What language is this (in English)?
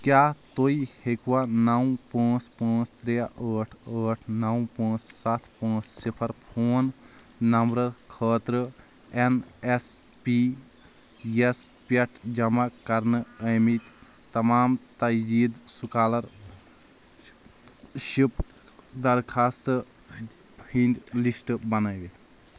Kashmiri